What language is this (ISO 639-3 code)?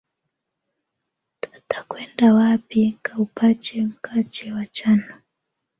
swa